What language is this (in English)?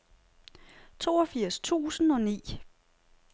Danish